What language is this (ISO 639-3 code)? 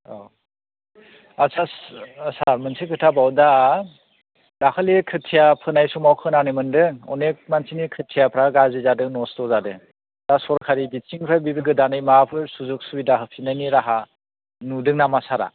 brx